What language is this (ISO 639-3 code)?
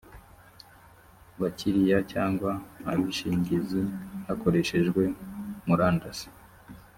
kin